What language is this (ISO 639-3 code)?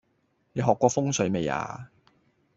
yue